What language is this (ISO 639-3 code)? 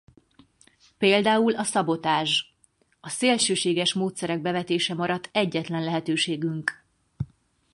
hun